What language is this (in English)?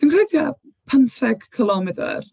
Welsh